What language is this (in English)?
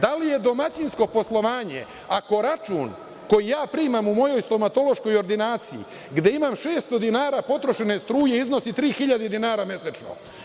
Serbian